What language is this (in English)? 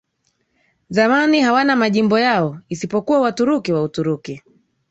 Swahili